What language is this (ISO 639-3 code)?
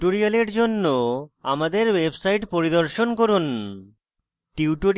ben